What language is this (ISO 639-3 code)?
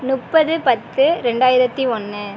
tam